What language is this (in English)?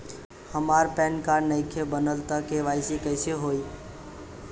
Bhojpuri